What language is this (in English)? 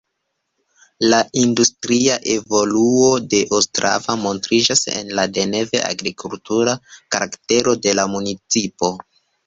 Esperanto